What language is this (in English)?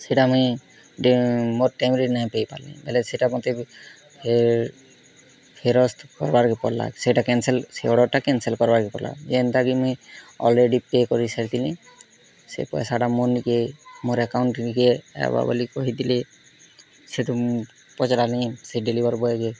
Odia